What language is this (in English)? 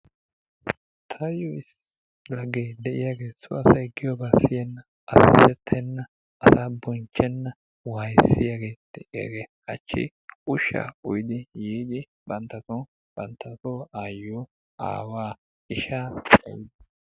Wolaytta